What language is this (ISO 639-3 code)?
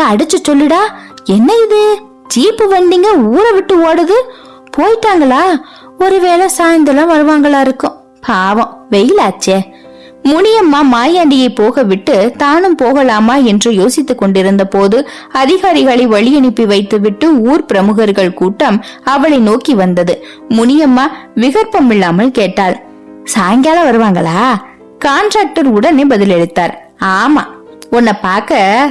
tam